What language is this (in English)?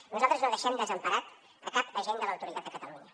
Catalan